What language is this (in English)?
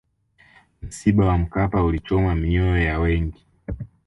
Swahili